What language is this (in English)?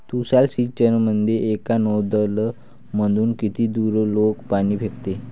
Marathi